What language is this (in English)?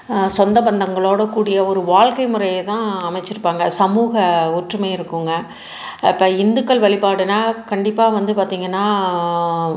Tamil